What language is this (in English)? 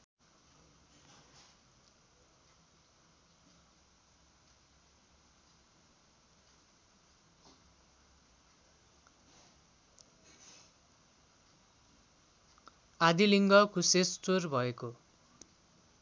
Nepali